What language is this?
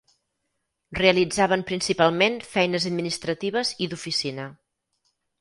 Catalan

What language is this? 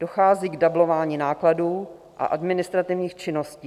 Czech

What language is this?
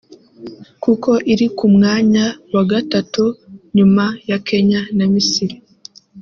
Kinyarwanda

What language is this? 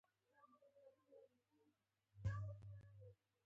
Pashto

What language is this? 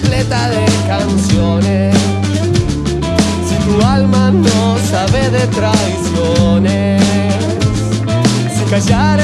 Spanish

